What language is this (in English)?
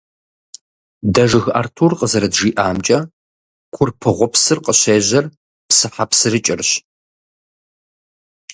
Kabardian